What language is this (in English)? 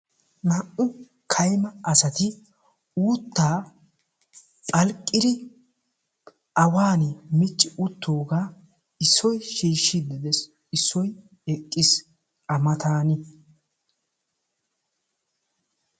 Wolaytta